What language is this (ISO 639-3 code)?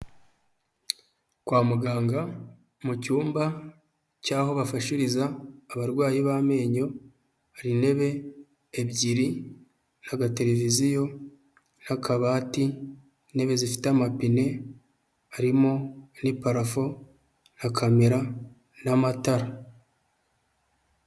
kin